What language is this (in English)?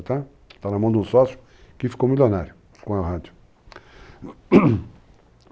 Portuguese